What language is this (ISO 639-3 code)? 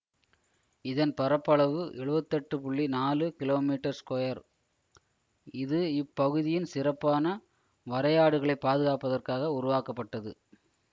tam